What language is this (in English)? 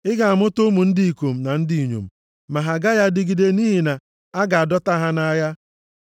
Igbo